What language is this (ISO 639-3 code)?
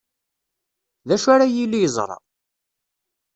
kab